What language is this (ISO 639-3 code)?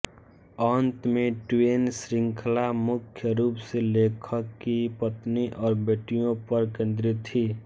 hin